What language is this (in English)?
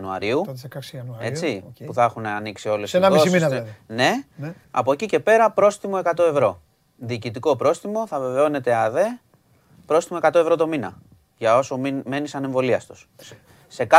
Greek